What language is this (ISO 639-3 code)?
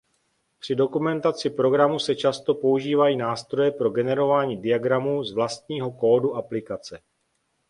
ces